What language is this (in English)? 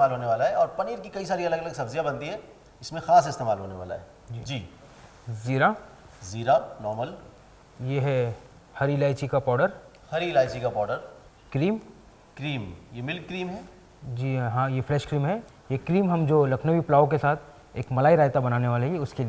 Hindi